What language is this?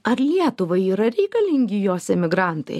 Lithuanian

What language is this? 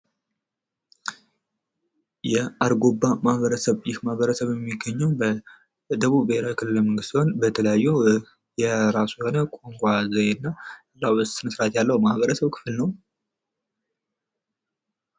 Amharic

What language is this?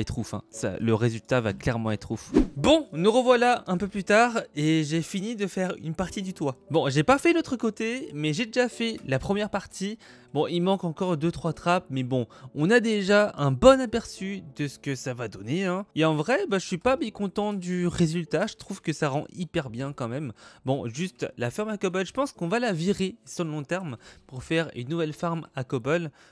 French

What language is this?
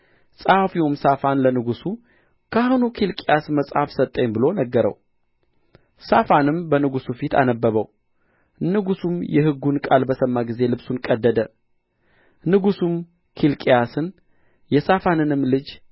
Amharic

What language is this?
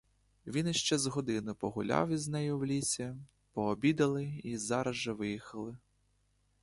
Ukrainian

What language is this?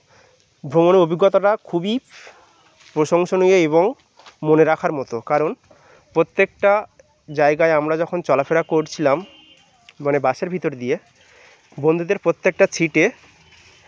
Bangla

